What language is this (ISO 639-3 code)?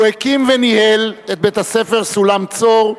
heb